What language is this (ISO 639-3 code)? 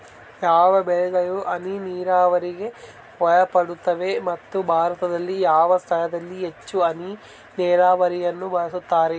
kan